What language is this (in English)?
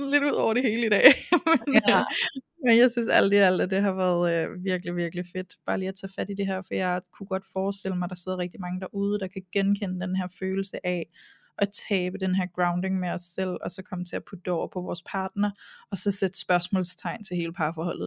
Danish